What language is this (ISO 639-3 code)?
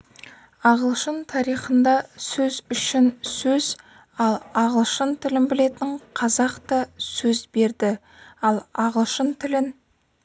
kaz